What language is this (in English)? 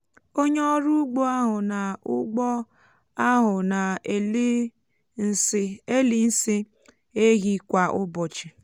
Igbo